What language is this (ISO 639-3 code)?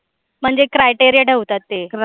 mar